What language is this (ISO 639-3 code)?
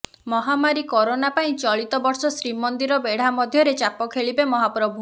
ori